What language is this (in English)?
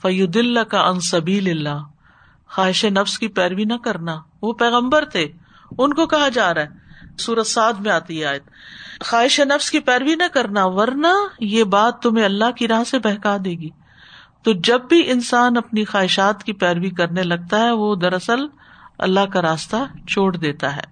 Urdu